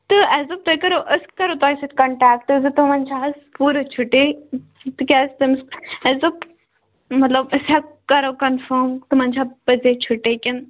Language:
Kashmiri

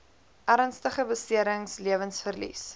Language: Afrikaans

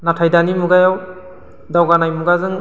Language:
Bodo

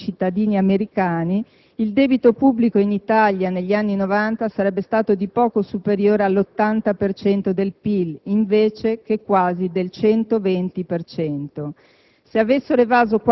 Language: Italian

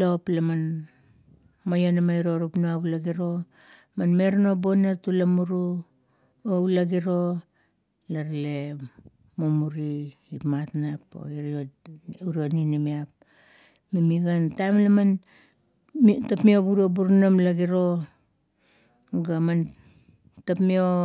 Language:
Kuot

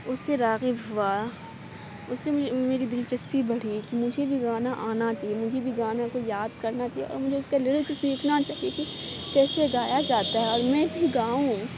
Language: Urdu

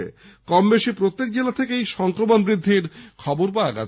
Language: Bangla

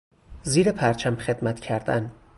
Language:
Persian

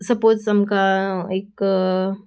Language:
Konkani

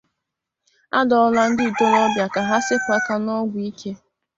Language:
Igbo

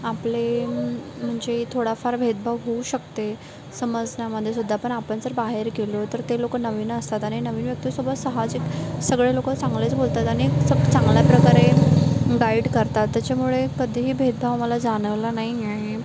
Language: Marathi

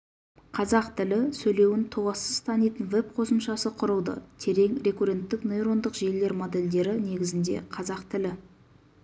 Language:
Kazakh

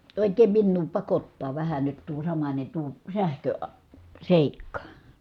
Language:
Finnish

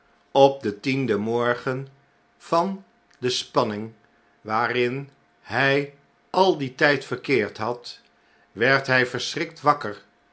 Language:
Dutch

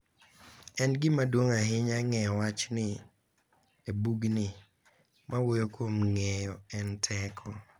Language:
Luo (Kenya and Tanzania)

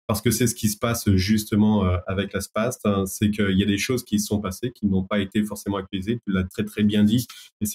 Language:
French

